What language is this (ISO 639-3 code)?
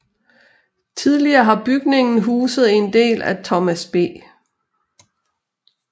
dan